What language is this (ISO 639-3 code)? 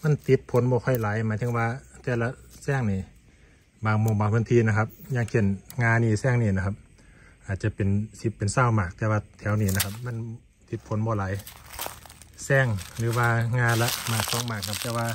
tha